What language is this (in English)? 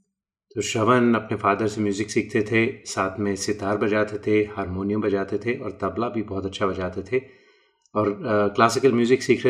Hindi